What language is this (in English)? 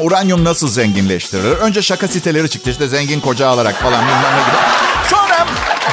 Turkish